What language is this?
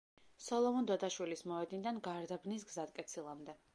Georgian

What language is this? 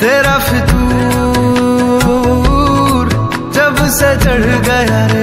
Hindi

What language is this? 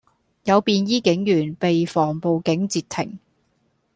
Cantonese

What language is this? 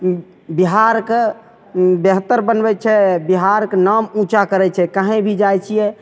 Maithili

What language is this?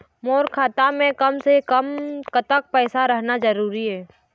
Chhattisgarhi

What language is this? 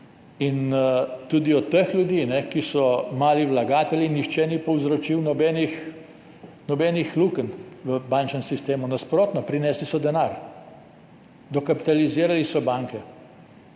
Slovenian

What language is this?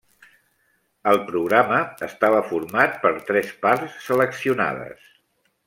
Catalan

